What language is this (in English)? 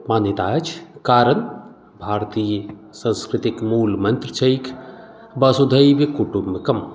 Maithili